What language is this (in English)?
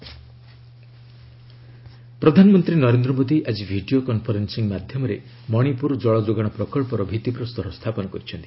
Odia